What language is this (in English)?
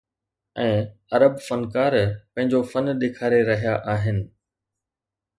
Sindhi